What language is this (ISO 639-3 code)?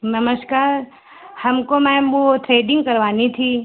hin